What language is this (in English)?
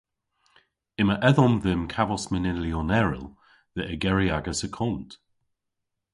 Cornish